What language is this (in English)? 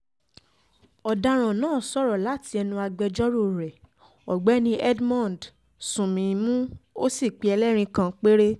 Yoruba